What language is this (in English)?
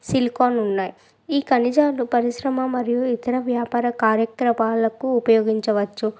Telugu